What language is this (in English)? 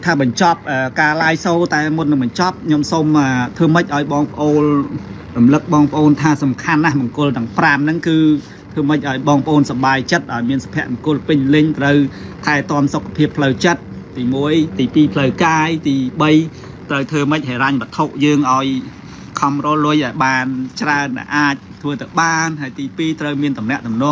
Thai